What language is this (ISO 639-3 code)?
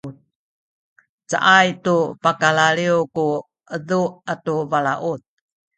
szy